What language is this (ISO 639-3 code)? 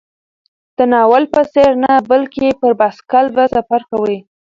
pus